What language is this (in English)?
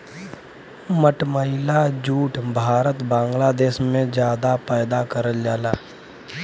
Bhojpuri